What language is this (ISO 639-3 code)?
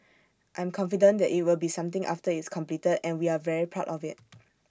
eng